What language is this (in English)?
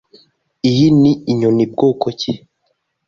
Kinyarwanda